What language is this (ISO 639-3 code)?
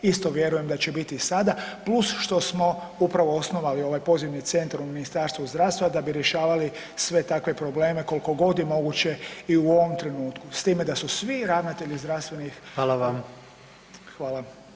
hrv